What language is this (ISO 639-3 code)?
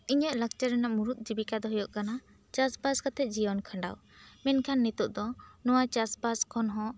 sat